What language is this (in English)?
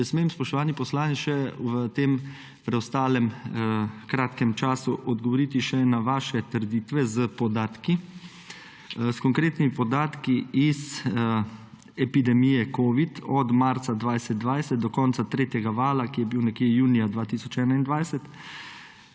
Slovenian